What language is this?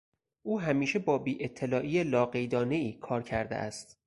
Persian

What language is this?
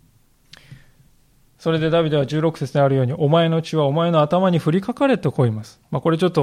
Japanese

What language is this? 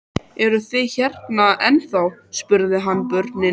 Icelandic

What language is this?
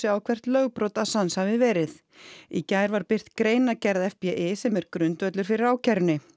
Icelandic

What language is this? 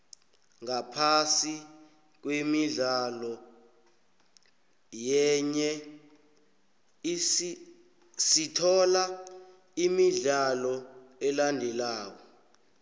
South Ndebele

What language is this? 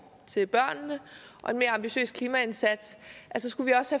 Danish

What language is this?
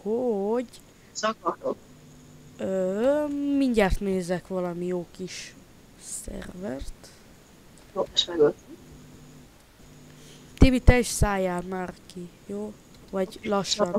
Hungarian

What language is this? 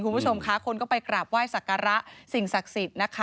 Thai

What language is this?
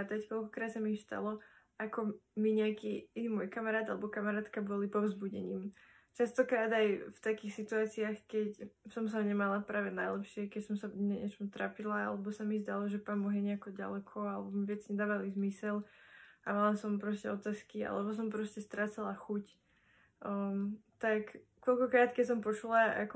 Slovak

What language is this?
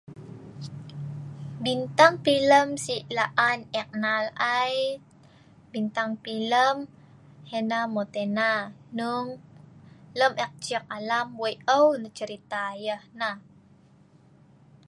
Sa'ban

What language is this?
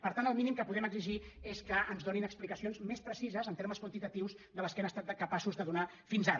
Catalan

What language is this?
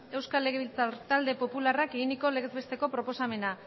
Basque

